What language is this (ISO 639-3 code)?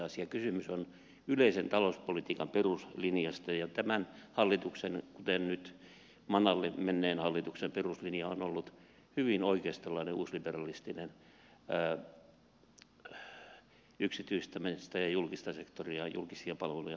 fin